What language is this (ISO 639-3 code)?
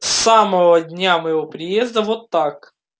rus